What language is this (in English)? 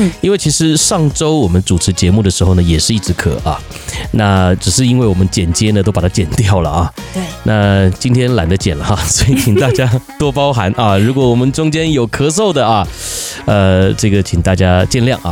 Chinese